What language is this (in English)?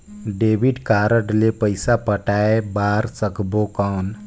Chhattisgarhi